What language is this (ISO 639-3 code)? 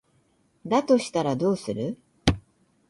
jpn